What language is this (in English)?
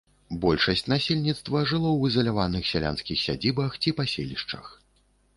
Belarusian